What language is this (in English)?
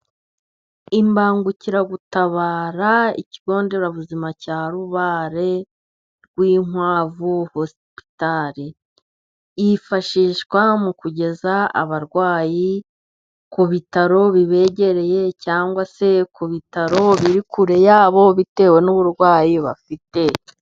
Kinyarwanda